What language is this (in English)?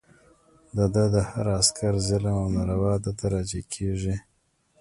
Pashto